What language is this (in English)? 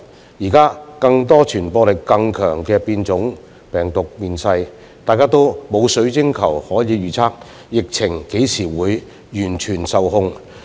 Cantonese